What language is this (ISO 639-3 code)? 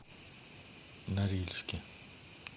rus